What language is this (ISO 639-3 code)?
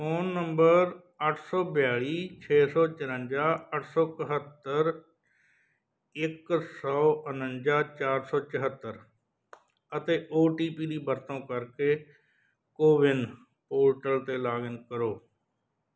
pan